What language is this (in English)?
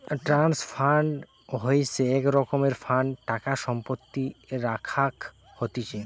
Bangla